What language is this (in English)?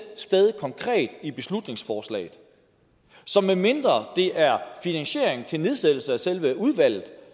Danish